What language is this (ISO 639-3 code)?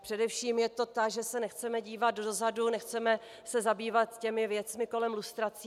ces